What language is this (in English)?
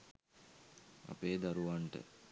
Sinhala